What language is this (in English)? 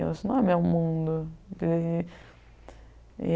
Portuguese